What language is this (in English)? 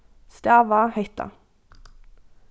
Faroese